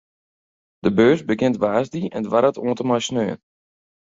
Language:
Western Frisian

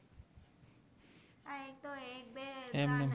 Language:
Gujarati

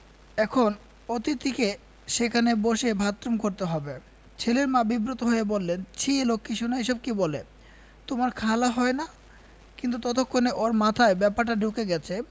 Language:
Bangla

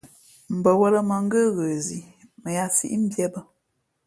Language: Fe'fe'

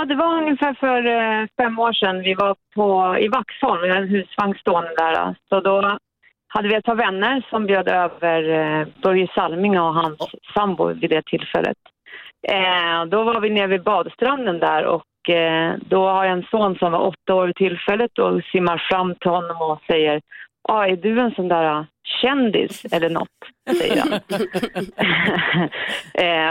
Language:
Swedish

